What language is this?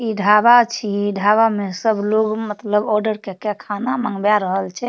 Maithili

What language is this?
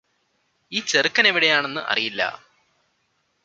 Malayalam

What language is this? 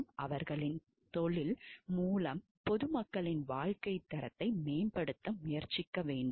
Tamil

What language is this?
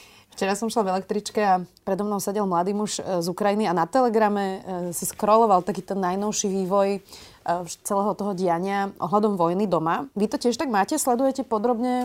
Slovak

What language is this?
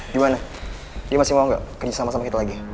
Indonesian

